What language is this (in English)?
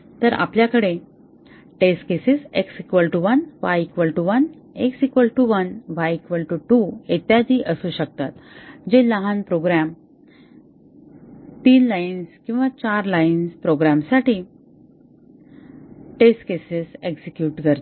Marathi